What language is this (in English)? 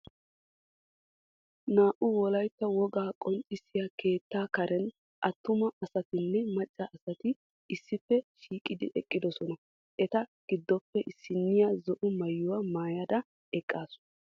Wolaytta